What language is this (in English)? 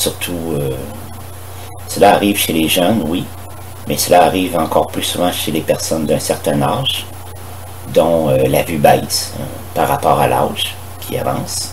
French